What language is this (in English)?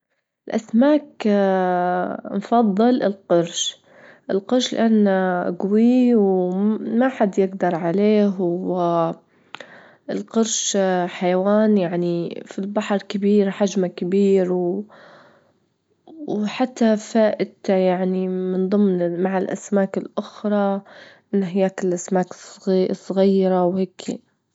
Libyan Arabic